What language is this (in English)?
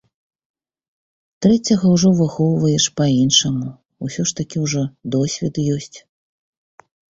Belarusian